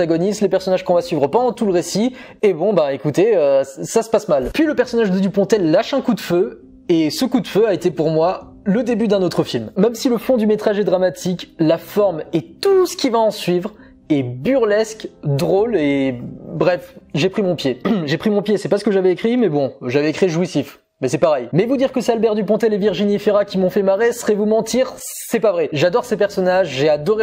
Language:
French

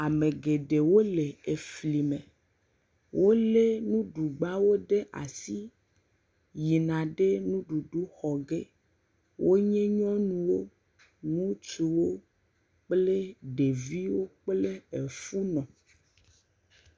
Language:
Ewe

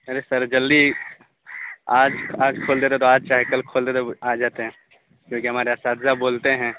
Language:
Urdu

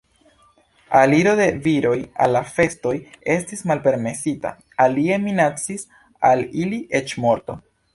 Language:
Esperanto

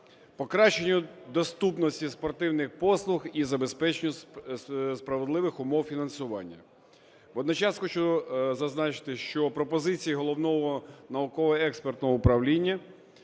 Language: Ukrainian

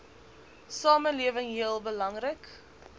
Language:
Afrikaans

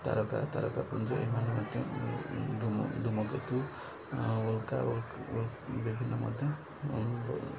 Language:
Odia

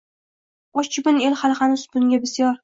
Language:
Uzbek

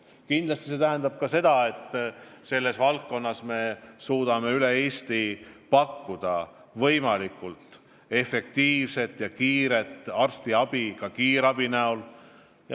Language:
Estonian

